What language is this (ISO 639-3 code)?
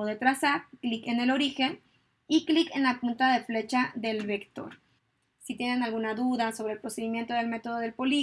spa